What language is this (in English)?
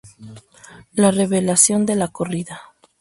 Spanish